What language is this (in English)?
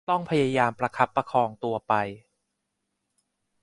Thai